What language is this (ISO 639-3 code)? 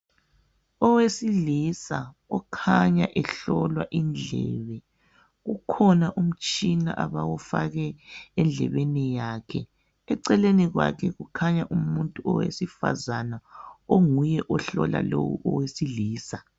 nde